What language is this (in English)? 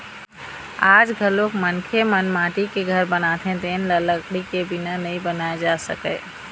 Chhattisgarhi